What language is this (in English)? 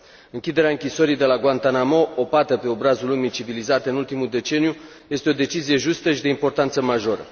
Romanian